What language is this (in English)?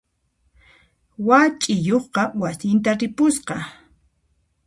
Puno Quechua